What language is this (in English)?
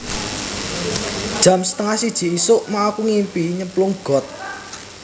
Javanese